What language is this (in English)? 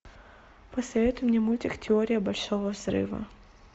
Russian